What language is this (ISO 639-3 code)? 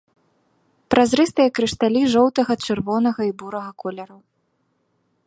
bel